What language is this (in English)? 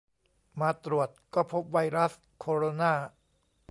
Thai